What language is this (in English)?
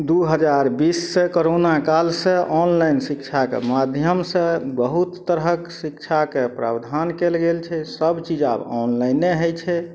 Maithili